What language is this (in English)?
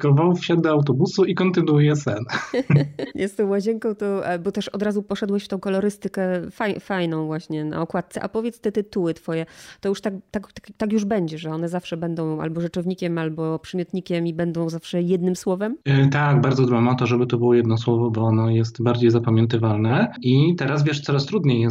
Polish